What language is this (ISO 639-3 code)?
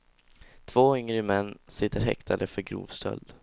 swe